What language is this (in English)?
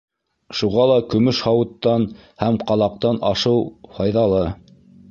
Bashkir